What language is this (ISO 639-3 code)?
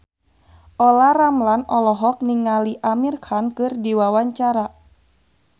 sun